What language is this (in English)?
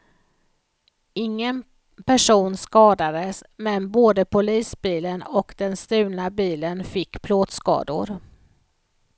Swedish